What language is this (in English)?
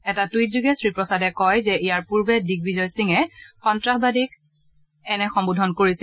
Assamese